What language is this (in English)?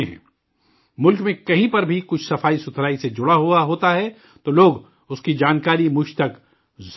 Urdu